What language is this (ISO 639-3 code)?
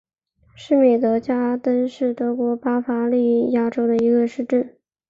zho